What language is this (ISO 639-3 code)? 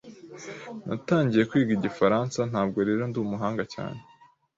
kin